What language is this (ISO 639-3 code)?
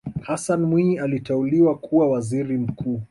swa